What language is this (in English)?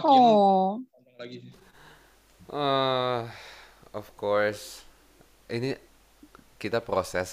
Indonesian